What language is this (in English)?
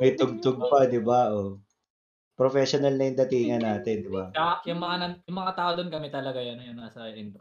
Filipino